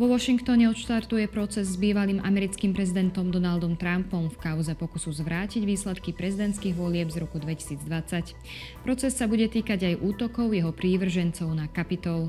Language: Slovak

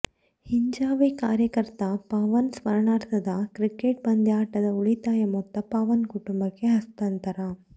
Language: Kannada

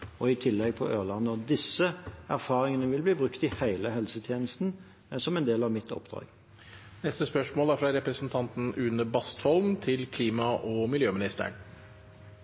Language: Norwegian Bokmål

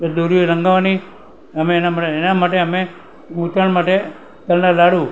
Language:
Gujarati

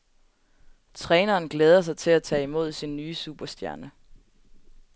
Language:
Danish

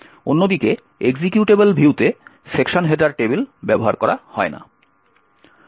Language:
Bangla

